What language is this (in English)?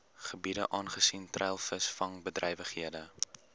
Afrikaans